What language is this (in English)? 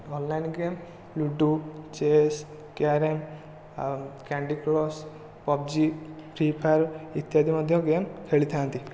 Odia